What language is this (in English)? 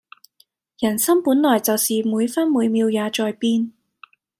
Cantonese